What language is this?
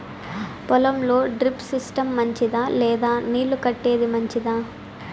Telugu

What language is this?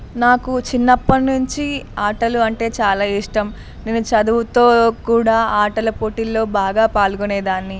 Telugu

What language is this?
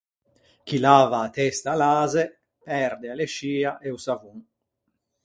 Ligurian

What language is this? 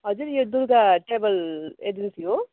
Nepali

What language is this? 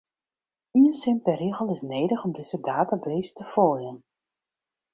Western Frisian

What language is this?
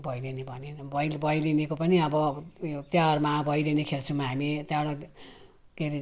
Nepali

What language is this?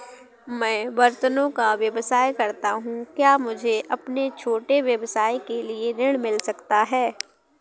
Hindi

